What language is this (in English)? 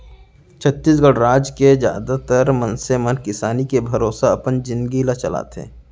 Chhattisgarhi